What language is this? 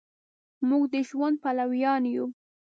Pashto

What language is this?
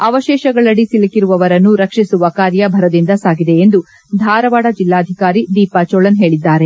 Kannada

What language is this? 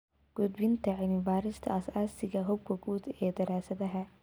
Somali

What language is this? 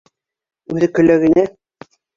Bashkir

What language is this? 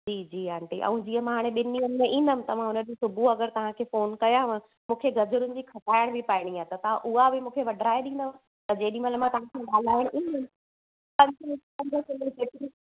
Sindhi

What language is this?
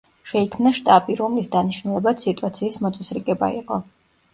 Georgian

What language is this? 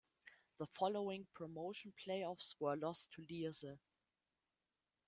English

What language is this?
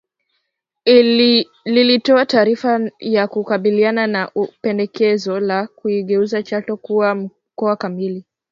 Swahili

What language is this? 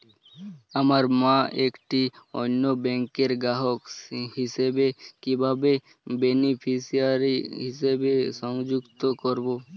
Bangla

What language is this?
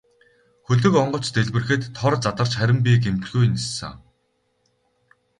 Mongolian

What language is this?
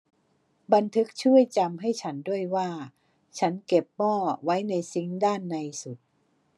Thai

